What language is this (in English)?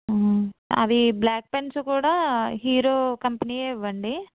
Telugu